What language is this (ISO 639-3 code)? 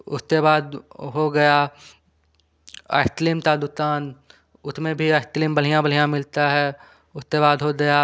hin